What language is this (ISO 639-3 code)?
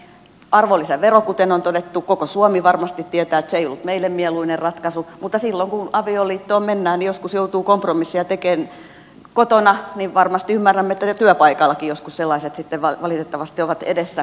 fin